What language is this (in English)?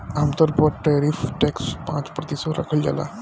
Bhojpuri